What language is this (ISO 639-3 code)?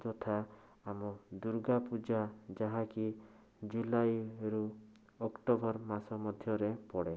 ori